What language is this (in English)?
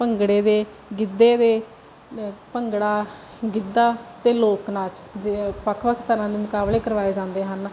Punjabi